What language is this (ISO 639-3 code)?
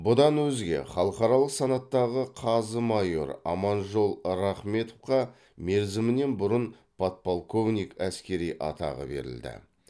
kaz